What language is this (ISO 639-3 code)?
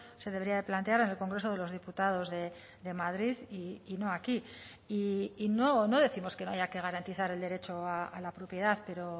spa